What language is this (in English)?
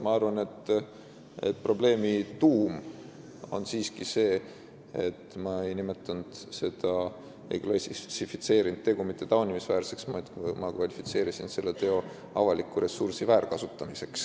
Estonian